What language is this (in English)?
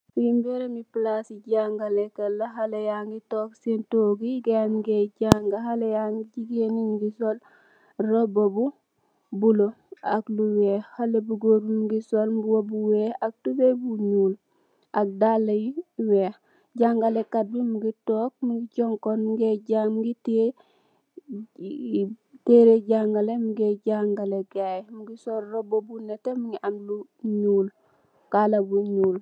Wolof